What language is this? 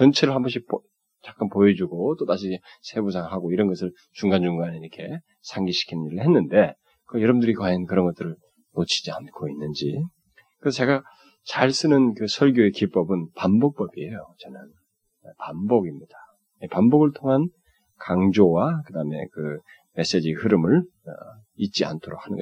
Korean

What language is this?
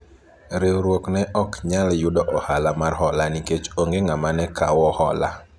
Luo (Kenya and Tanzania)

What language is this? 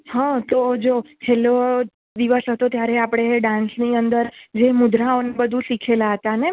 Gujarati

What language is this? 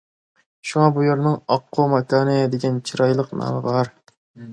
Uyghur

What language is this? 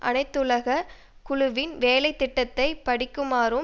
Tamil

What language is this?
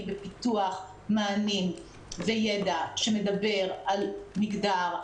Hebrew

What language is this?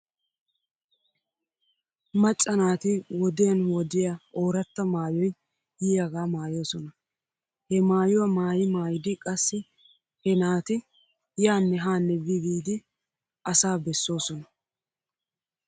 Wolaytta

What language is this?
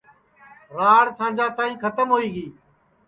Sansi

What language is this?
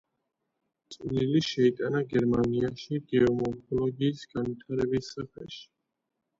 Georgian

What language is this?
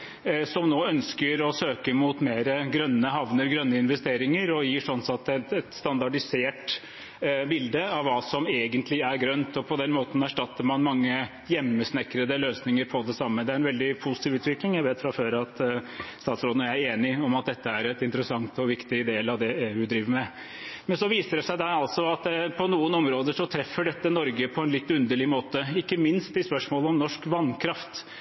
Norwegian Bokmål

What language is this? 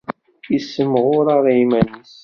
Kabyle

